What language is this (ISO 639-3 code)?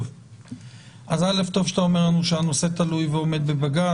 heb